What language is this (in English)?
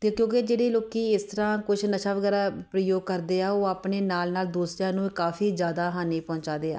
Punjabi